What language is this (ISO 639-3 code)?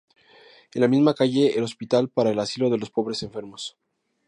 spa